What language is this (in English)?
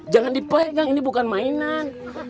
Indonesian